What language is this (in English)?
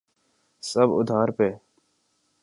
Urdu